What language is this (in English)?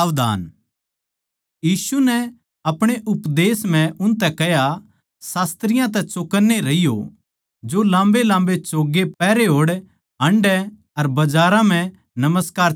Haryanvi